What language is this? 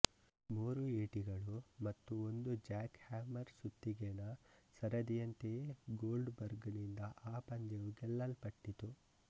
Kannada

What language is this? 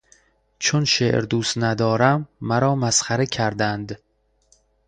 Persian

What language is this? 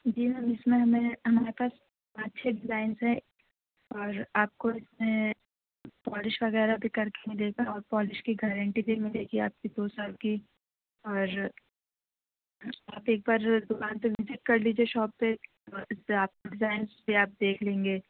Urdu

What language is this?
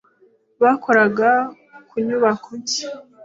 Kinyarwanda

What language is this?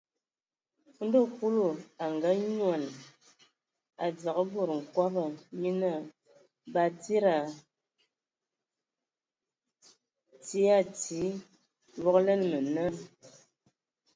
Ewondo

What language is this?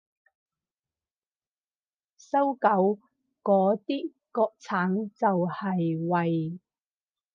Cantonese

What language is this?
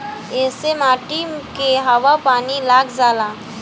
Bhojpuri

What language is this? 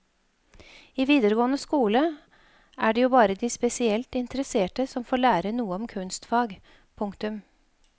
Norwegian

